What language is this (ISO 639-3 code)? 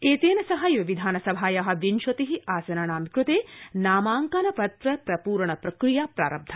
san